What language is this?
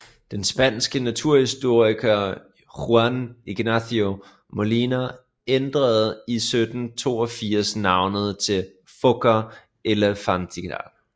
Danish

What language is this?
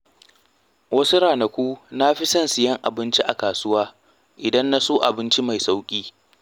Hausa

